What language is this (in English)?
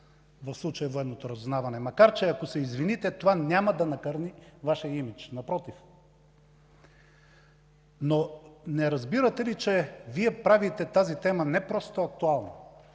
Bulgarian